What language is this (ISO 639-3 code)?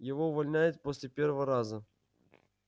rus